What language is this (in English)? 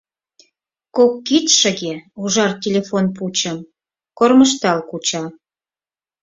Mari